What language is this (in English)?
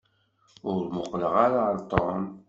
Kabyle